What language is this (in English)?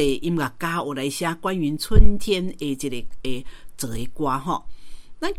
Chinese